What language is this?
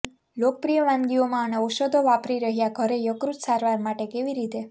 Gujarati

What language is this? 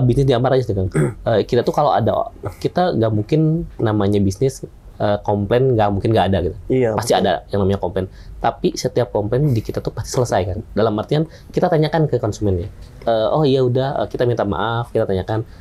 Indonesian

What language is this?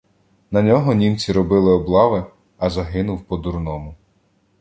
Ukrainian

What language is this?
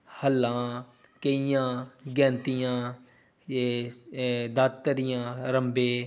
Punjabi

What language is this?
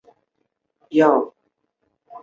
Chinese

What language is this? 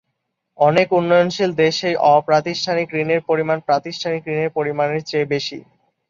Bangla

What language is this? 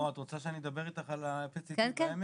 Hebrew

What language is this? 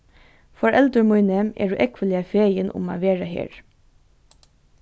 Faroese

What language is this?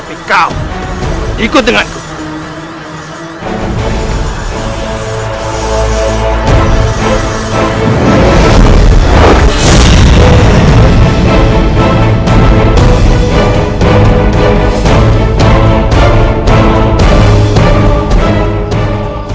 Indonesian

